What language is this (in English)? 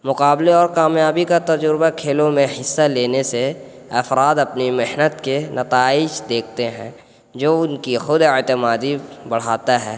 Urdu